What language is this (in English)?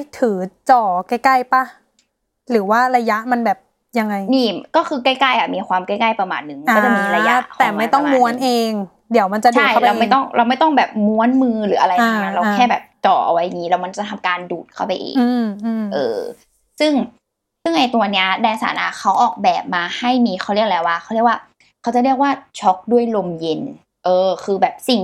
Thai